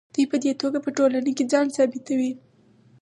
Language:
Pashto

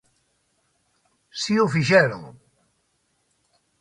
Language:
Galician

